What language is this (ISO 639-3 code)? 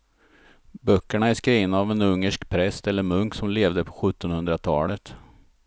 swe